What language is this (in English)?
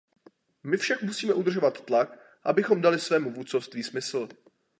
Czech